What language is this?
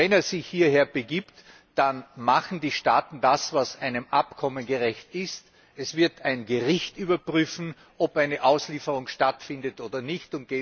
German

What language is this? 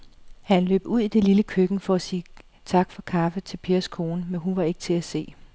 Danish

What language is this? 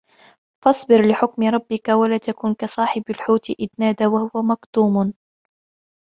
Arabic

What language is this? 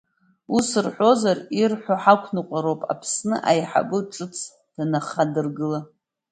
Abkhazian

